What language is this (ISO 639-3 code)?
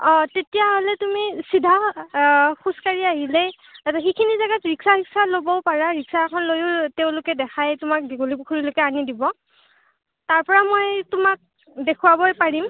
asm